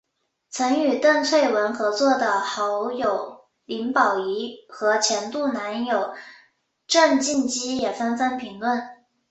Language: Chinese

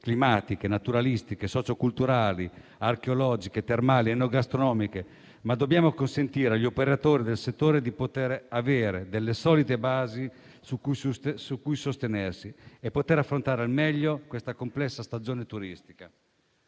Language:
Italian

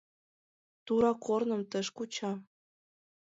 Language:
Mari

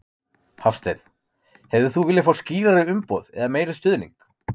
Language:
Icelandic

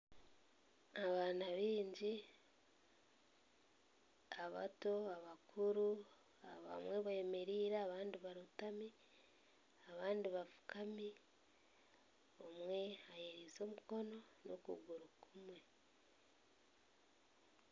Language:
Nyankole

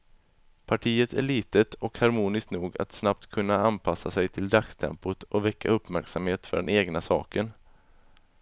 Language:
Swedish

